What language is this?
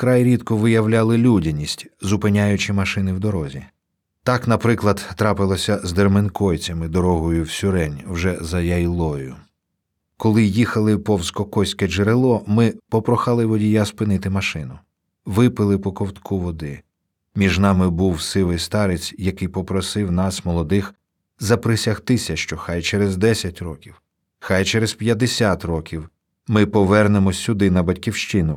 Ukrainian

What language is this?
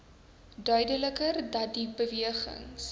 Afrikaans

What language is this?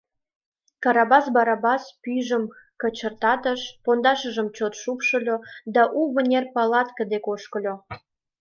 Mari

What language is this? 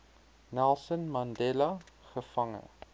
Afrikaans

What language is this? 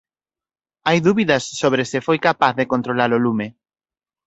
Galician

